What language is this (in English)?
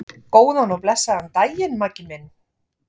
Icelandic